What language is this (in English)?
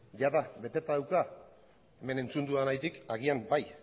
Basque